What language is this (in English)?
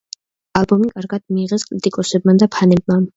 Georgian